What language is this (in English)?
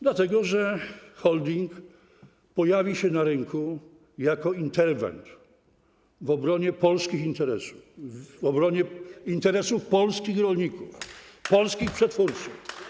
Polish